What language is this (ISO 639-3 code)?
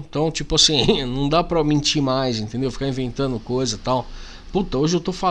por